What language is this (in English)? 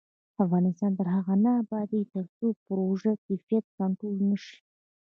Pashto